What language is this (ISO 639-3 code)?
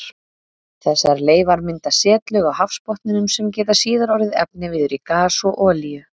isl